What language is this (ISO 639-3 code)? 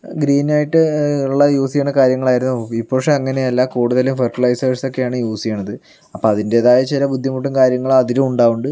mal